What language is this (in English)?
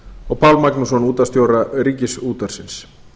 Icelandic